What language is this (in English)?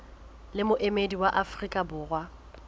Southern Sotho